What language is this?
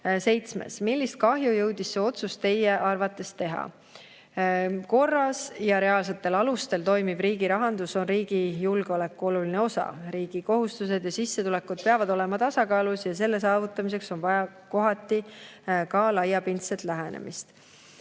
Estonian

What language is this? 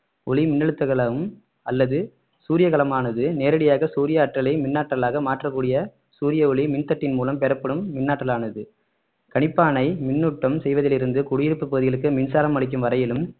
Tamil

